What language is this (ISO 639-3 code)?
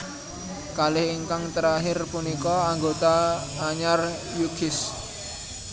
jav